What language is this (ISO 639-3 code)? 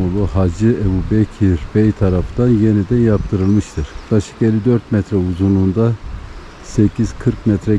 tur